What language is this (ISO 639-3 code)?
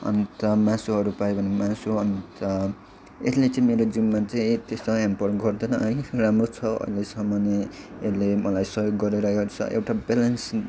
nep